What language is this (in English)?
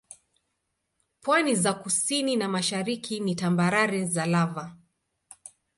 Swahili